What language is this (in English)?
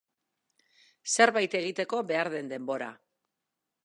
Basque